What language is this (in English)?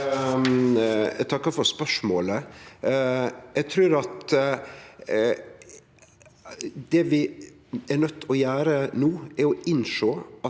Norwegian